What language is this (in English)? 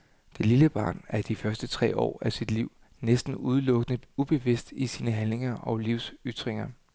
Danish